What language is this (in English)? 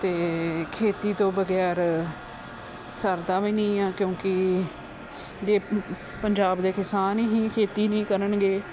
Punjabi